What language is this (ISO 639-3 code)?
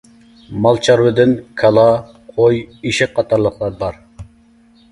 uig